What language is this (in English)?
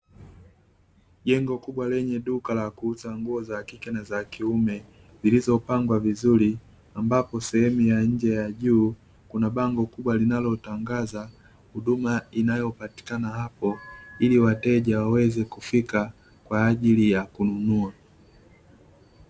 Swahili